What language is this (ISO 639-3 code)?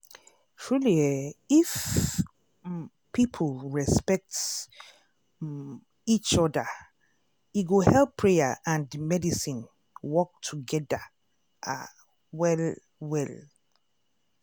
pcm